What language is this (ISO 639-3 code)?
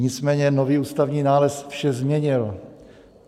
ces